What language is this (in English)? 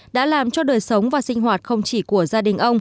Vietnamese